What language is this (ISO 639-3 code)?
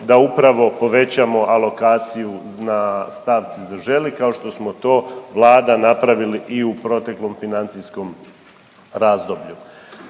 hrv